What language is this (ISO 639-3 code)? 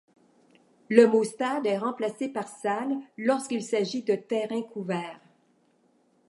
fra